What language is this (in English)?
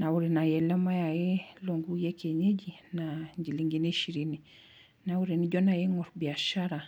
Masai